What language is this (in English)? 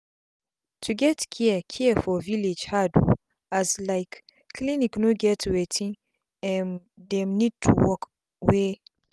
Nigerian Pidgin